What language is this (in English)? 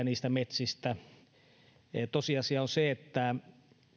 Finnish